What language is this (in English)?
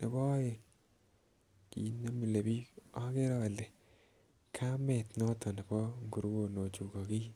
Kalenjin